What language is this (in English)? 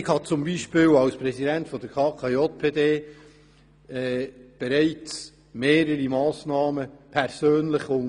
Swiss German